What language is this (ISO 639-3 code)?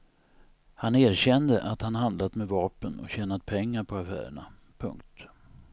swe